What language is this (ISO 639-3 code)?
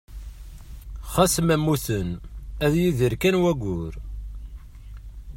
kab